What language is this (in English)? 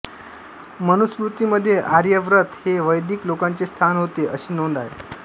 Marathi